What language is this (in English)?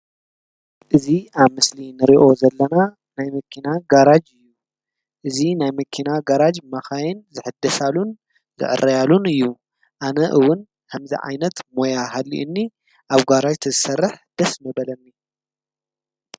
Tigrinya